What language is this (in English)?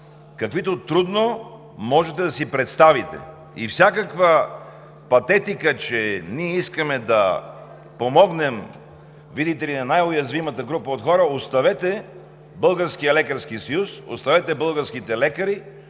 Bulgarian